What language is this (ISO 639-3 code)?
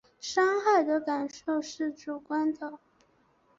zho